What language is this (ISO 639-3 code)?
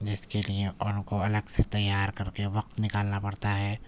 urd